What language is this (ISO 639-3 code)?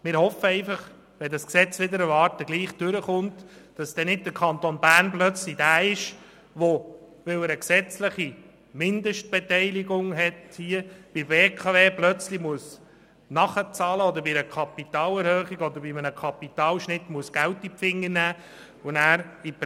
gsw